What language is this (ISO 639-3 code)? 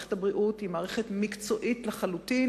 heb